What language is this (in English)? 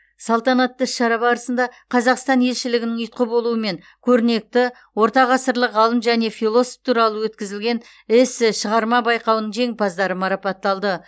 Kazakh